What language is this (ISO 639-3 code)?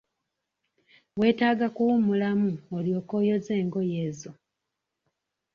lug